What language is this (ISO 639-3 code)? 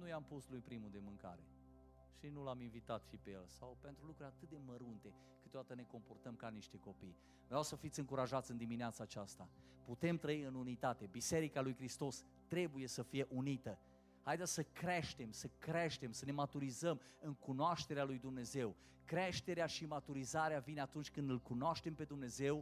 ron